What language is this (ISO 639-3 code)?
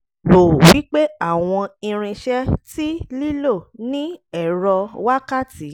yor